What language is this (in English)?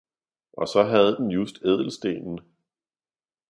Danish